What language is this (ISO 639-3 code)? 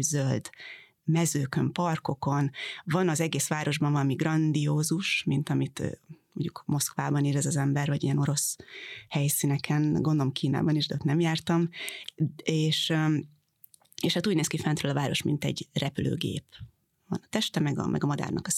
hun